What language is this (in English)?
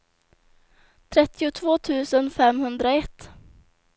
Swedish